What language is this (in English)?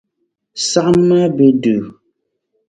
Dagbani